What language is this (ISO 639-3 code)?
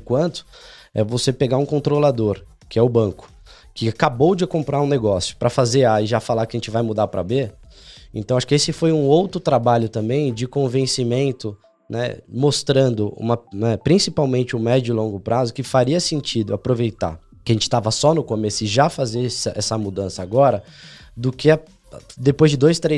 por